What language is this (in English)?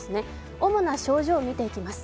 Japanese